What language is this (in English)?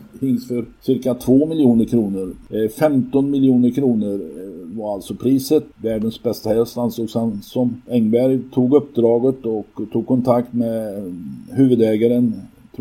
Swedish